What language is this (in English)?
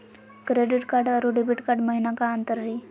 Magahi